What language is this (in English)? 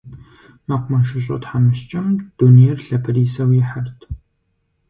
Kabardian